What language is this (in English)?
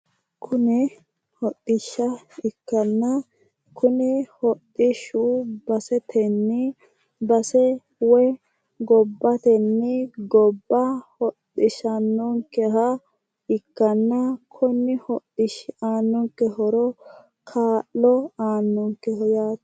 Sidamo